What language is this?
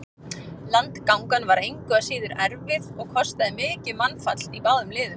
Icelandic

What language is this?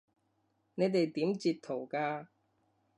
Cantonese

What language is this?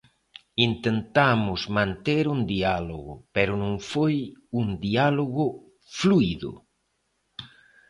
Galician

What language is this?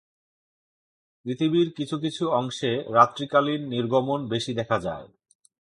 Bangla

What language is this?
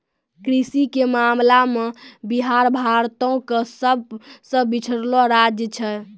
Maithili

